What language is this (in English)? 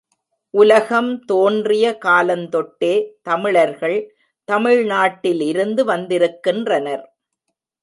Tamil